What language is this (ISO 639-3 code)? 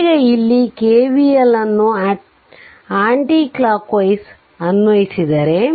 kan